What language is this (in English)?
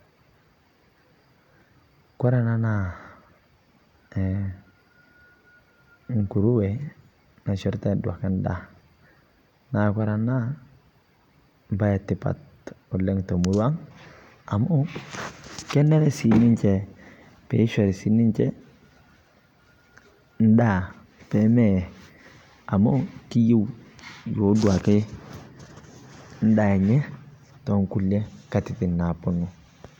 Masai